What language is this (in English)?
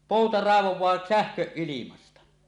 Finnish